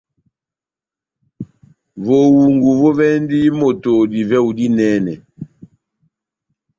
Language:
Batanga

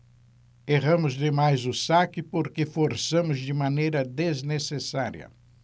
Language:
Portuguese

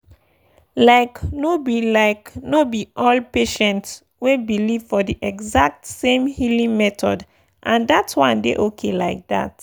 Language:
Nigerian Pidgin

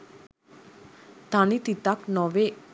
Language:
Sinhala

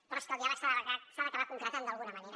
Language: Catalan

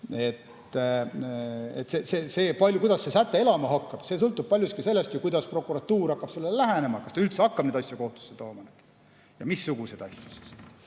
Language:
Estonian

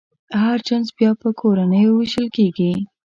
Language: Pashto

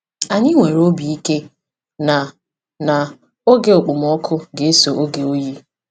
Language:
Igbo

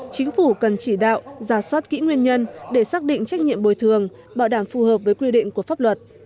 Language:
Vietnamese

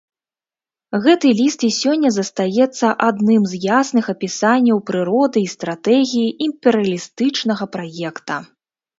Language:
Belarusian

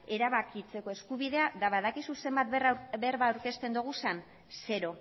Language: Basque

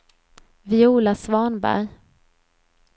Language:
Swedish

